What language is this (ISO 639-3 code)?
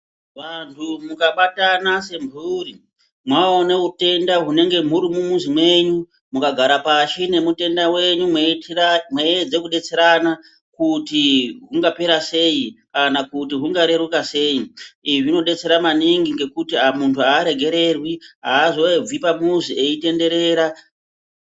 ndc